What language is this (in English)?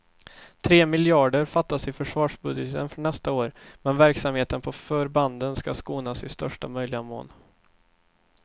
Swedish